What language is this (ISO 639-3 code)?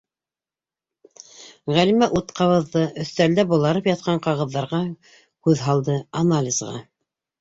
bak